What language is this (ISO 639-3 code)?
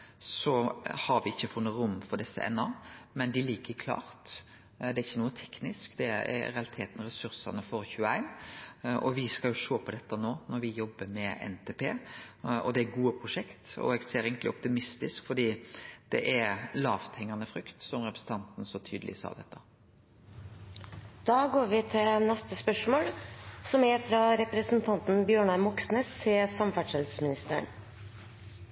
nor